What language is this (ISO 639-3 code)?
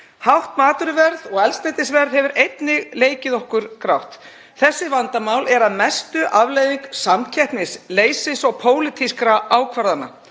isl